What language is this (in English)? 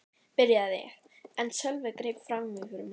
Icelandic